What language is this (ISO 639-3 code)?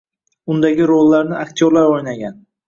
uzb